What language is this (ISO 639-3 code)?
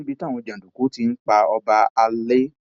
yor